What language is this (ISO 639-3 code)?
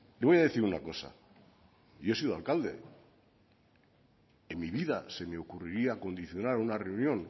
spa